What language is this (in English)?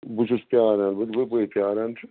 Kashmiri